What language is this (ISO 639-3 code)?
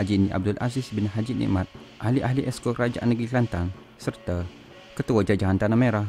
msa